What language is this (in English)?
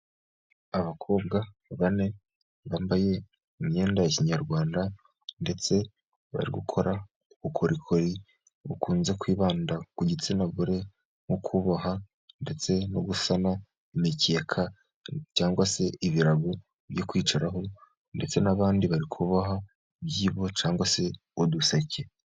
Kinyarwanda